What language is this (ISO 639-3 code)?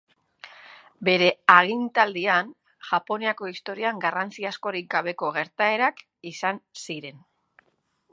eus